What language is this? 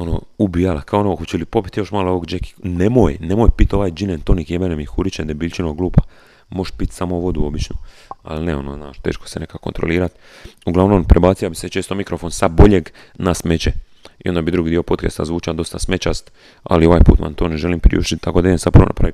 Croatian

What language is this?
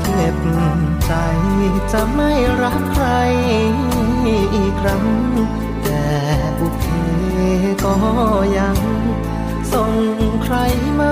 Thai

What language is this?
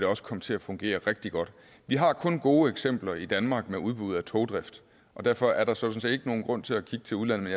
Danish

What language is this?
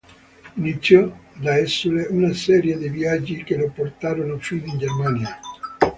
Italian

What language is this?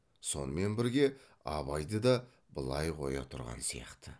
Kazakh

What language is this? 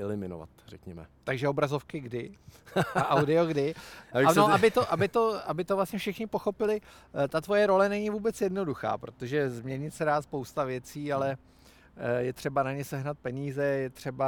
Czech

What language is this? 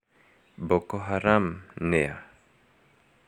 Kikuyu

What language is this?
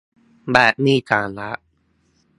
Thai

